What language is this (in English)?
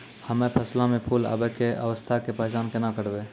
Maithili